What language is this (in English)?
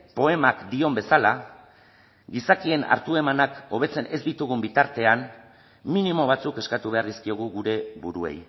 Basque